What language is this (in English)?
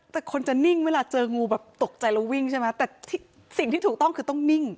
Thai